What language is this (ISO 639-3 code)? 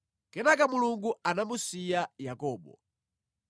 nya